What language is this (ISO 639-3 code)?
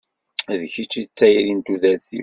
kab